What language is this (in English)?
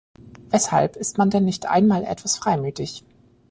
German